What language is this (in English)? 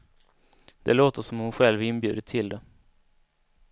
Swedish